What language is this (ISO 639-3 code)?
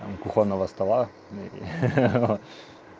rus